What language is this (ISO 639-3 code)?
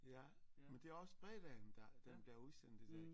dan